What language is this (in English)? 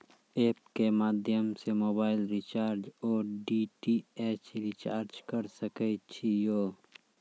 Maithili